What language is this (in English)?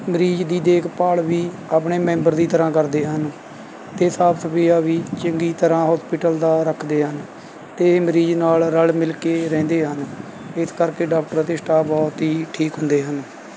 Punjabi